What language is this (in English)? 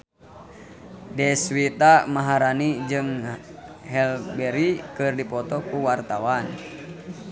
Sundanese